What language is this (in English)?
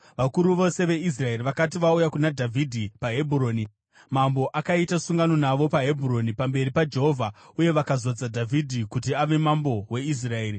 Shona